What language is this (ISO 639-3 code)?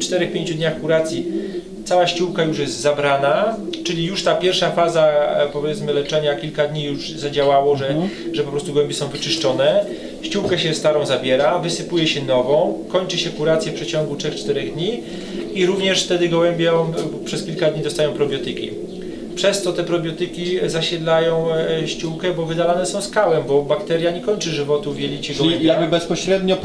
pol